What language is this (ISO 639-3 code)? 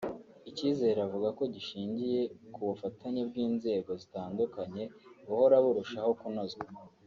kin